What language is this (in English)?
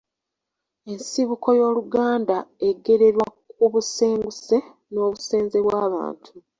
Ganda